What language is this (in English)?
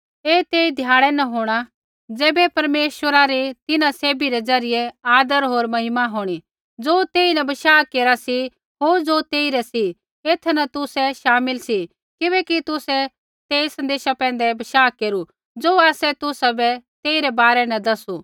Kullu Pahari